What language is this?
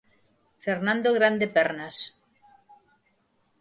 Galician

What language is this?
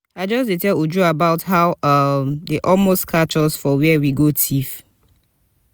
Nigerian Pidgin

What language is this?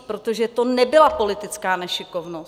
Czech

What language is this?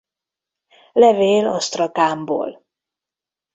Hungarian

